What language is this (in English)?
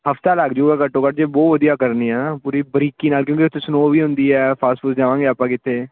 Punjabi